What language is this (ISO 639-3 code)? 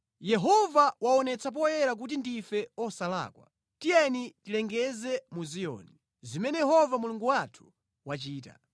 nya